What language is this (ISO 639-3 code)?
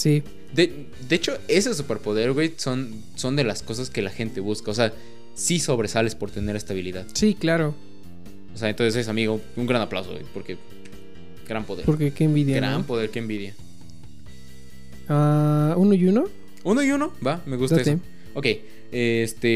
spa